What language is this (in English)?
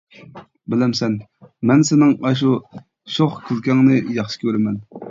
Uyghur